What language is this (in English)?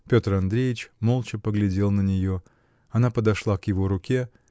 Russian